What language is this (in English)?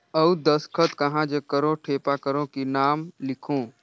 Chhattisgarhi